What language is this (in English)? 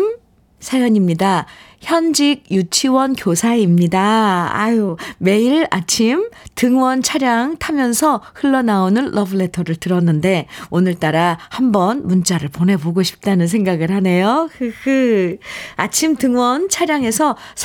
Korean